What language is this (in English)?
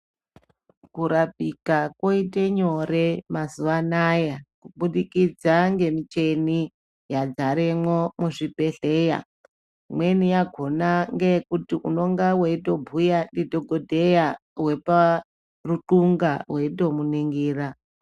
Ndau